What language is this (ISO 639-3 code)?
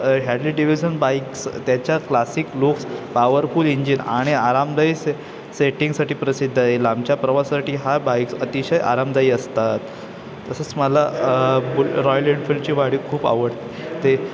mar